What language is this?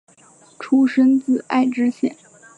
Chinese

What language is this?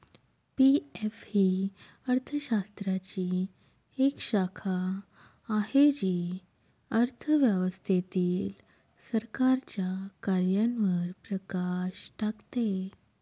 Marathi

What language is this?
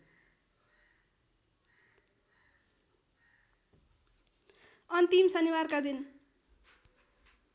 Nepali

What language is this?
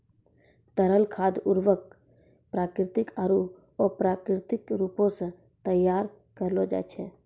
Maithili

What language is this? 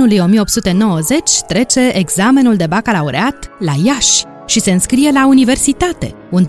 Romanian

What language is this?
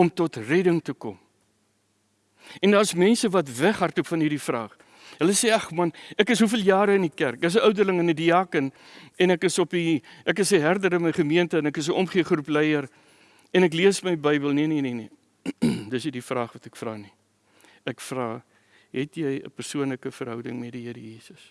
Dutch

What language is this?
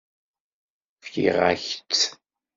Kabyle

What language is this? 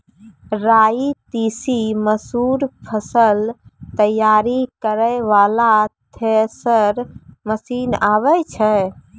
Maithili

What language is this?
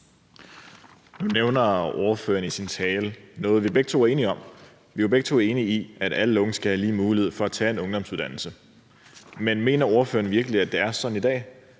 Danish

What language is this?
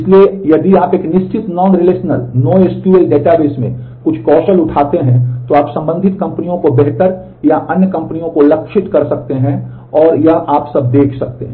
Hindi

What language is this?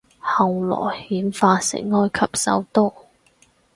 Cantonese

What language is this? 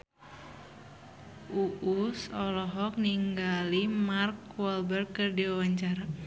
Sundanese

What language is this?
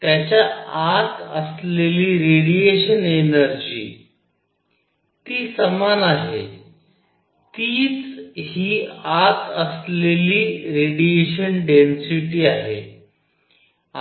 Marathi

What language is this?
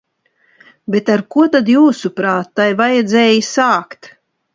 Latvian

